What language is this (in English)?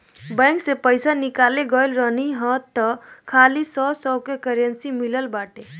Bhojpuri